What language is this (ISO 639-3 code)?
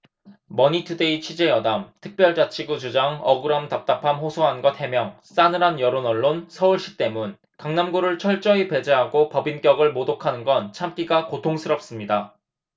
kor